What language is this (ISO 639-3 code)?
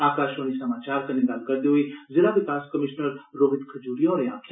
doi